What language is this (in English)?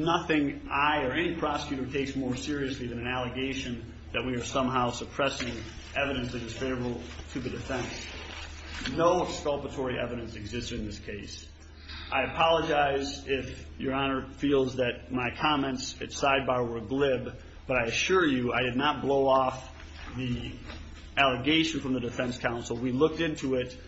English